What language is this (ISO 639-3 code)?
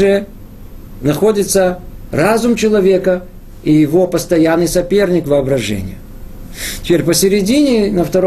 rus